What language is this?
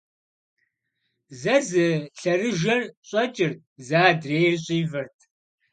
Kabardian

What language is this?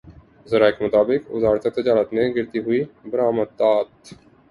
Urdu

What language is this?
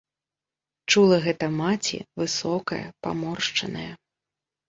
Belarusian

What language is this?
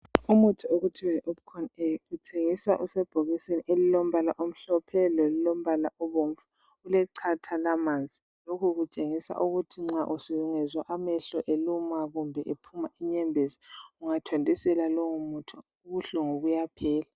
North Ndebele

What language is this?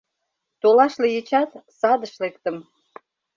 Mari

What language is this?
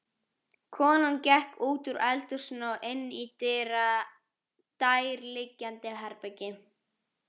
Icelandic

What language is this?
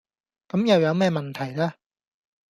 Cantonese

